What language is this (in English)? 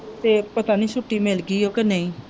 Punjabi